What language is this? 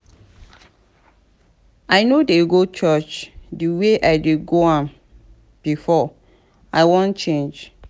Nigerian Pidgin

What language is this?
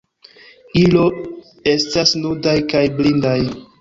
Esperanto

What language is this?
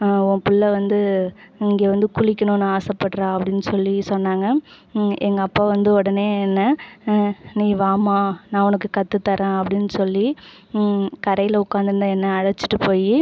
Tamil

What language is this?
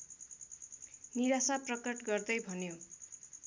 Nepali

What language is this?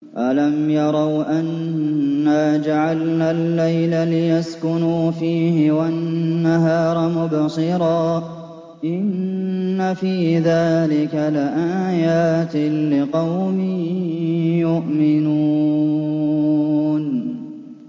Arabic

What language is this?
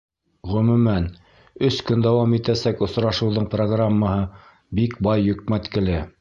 Bashkir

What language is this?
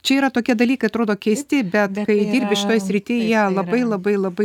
Lithuanian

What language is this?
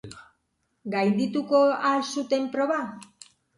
Basque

